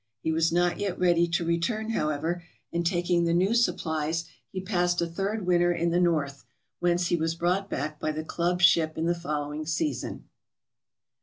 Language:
English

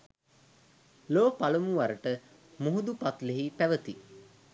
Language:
Sinhala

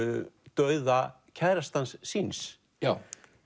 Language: Icelandic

